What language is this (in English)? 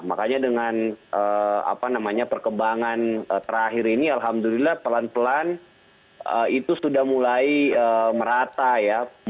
Indonesian